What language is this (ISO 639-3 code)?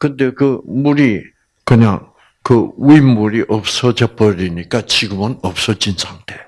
kor